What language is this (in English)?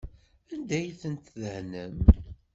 Kabyle